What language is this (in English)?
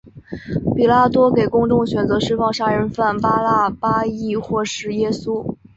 Chinese